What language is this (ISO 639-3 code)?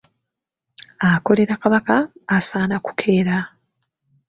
lug